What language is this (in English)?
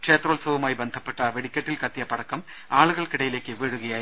Malayalam